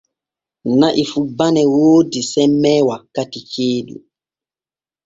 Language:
Borgu Fulfulde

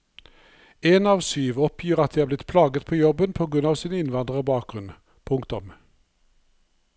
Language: Norwegian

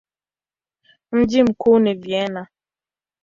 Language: Swahili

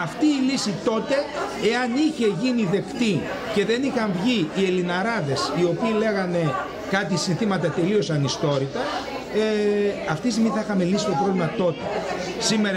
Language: Greek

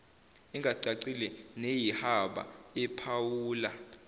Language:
Zulu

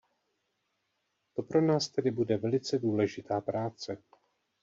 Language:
Czech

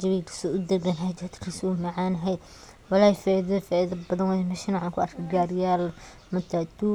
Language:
Somali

